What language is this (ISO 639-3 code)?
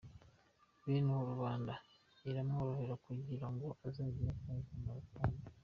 kin